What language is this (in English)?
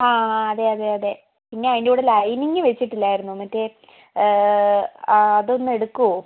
Malayalam